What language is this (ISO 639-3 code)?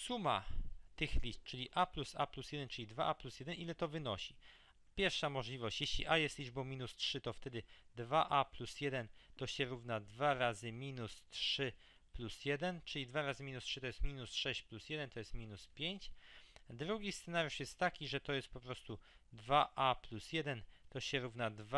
pol